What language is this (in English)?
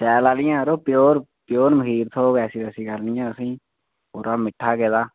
Dogri